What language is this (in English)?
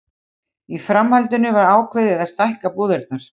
Icelandic